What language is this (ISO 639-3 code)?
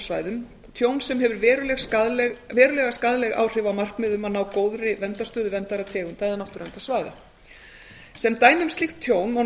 isl